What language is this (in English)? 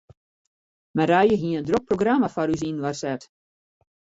Western Frisian